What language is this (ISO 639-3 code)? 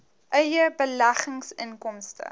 afr